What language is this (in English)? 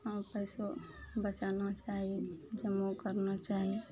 Maithili